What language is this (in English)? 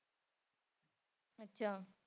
Punjabi